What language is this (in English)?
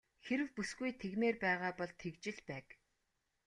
Mongolian